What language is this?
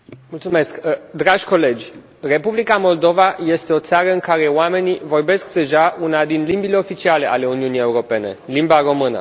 Romanian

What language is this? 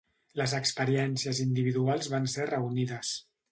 Catalan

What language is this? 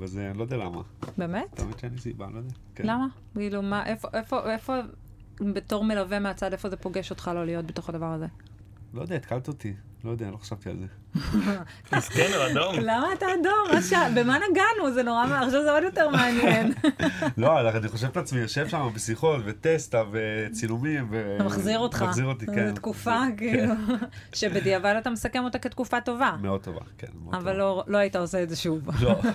Hebrew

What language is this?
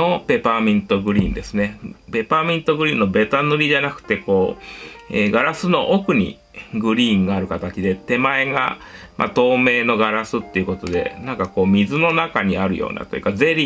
Japanese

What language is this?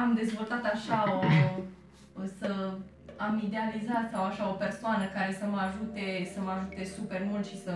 Romanian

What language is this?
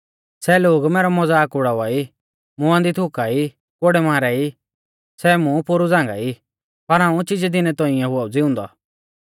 Mahasu Pahari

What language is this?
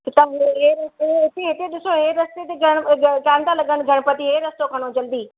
Sindhi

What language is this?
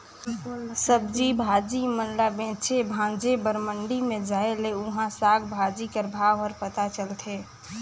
Chhattisgarhi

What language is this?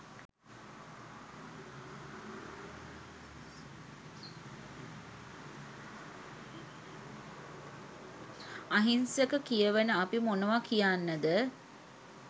Sinhala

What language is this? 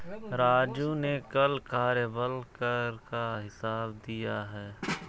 Hindi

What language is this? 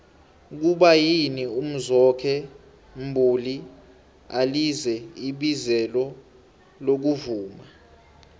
South Ndebele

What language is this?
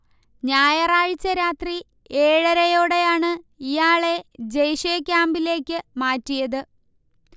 Malayalam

